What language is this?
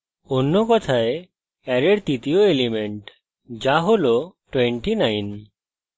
Bangla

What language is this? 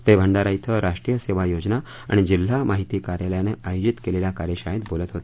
Marathi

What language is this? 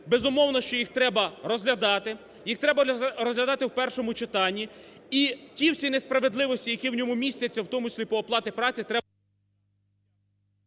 Ukrainian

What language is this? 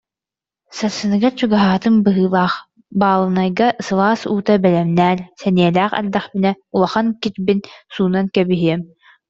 Yakut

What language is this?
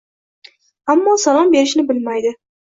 Uzbek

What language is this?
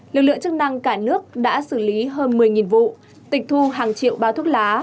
Vietnamese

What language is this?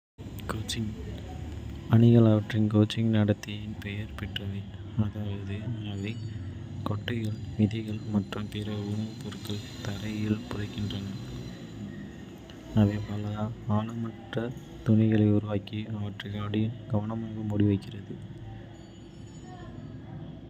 Kota (India)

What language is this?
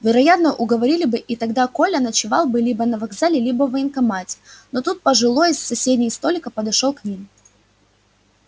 Russian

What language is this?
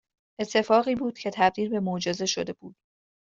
Persian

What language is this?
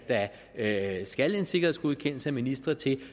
Danish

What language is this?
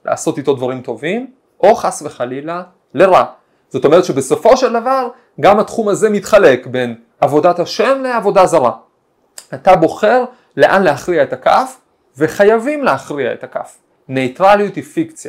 Hebrew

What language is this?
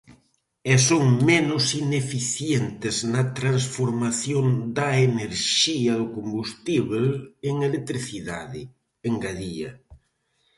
Galician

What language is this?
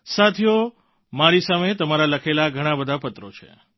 Gujarati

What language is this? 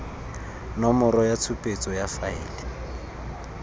Tswana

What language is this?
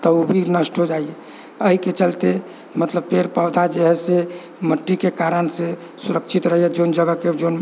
Maithili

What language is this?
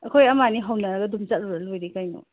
Manipuri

